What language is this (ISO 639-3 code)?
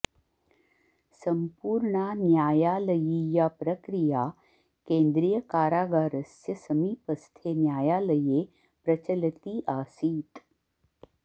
san